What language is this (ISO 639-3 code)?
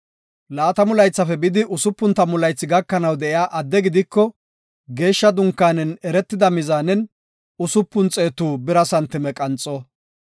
gof